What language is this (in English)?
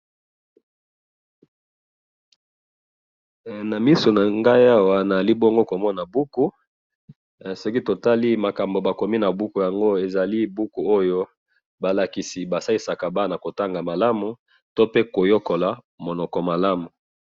Lingala